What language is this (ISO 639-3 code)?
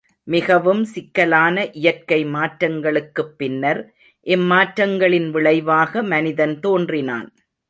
tam